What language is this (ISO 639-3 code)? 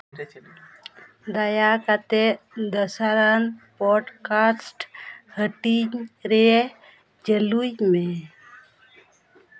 sat